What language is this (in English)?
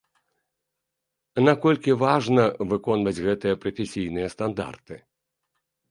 Belarusian